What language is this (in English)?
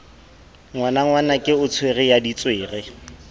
Southern Sotho